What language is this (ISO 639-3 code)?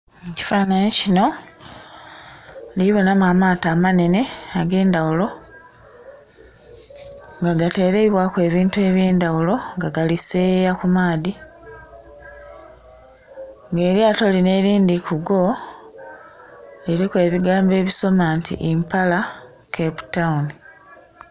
xog